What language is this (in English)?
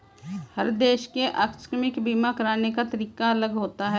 Hindi